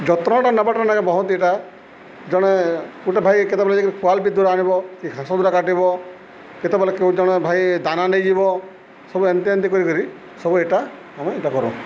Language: Odia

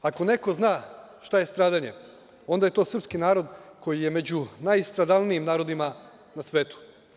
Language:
Serbian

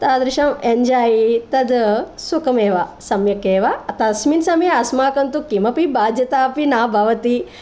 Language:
Sanskrit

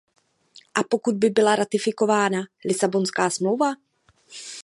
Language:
Czech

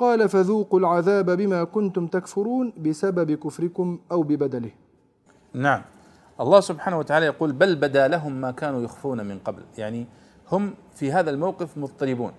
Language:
Arabic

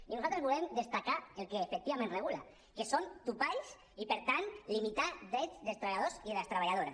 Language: Catalan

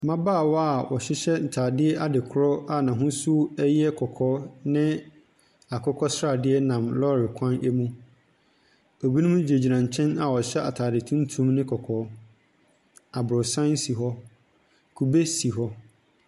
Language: Akan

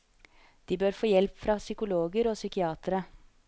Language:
Norwegian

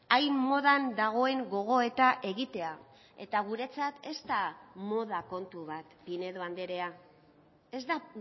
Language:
Basque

